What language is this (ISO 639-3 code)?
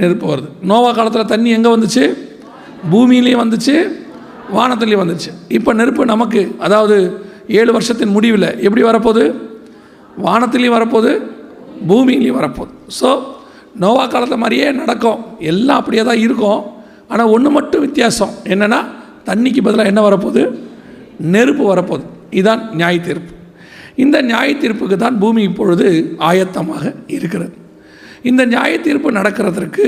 tam